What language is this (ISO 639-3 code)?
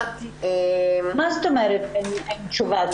heb